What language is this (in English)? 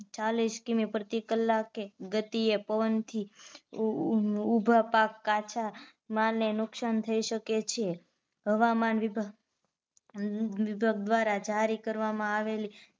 Gujarati